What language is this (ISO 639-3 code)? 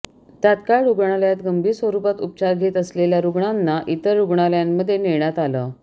mar